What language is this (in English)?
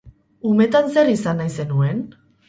Basque